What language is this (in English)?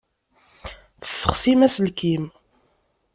Kabyle